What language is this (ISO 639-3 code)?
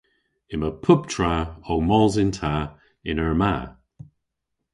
cor